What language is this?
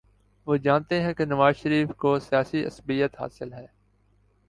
Urdu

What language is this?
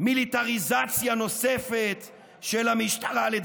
Hebrew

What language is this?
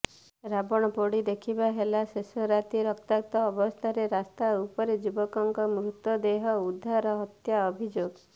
Odia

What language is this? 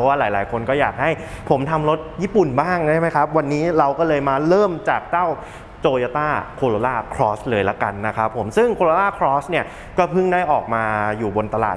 Thai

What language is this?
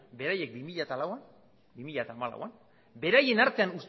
Basque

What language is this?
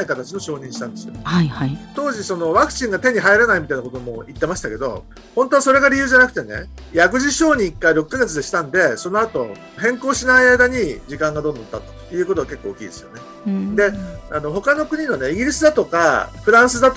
Japanese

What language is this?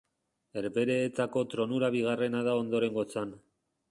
Basque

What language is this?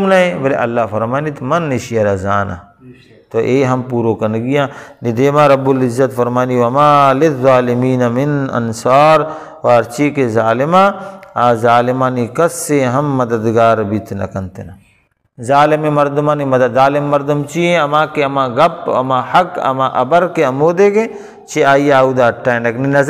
Arabic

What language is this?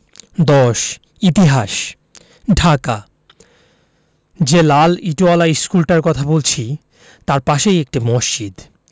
Bangla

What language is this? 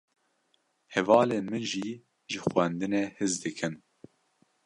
Kurdish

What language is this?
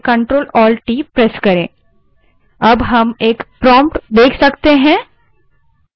Hindi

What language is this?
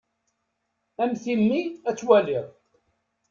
Kabyle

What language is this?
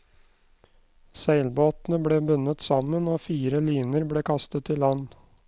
Norwegian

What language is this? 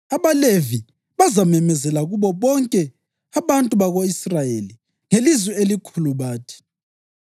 North Ndebele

